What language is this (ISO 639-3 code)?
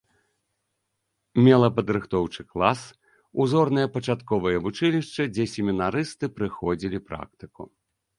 bel